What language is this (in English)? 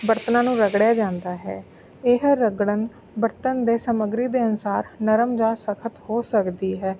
Punjabi